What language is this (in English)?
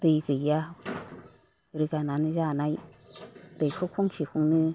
Bodo